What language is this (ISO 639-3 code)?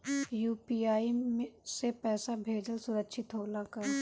bho